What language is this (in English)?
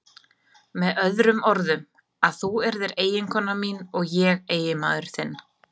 Icelandic